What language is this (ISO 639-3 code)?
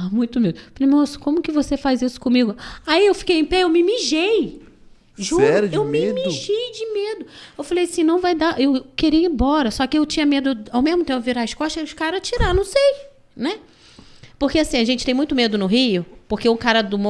por